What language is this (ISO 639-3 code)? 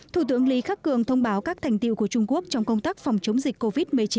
vie